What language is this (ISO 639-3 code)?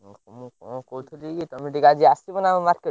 ori